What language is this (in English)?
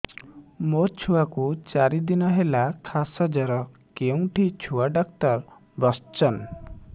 Odia